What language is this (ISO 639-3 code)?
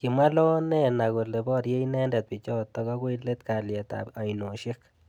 kln